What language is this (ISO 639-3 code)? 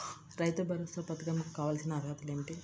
tel